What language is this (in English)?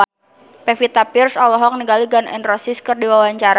Sundanese